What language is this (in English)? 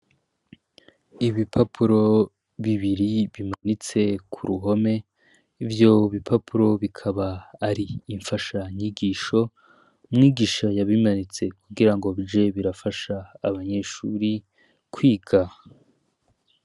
Rundi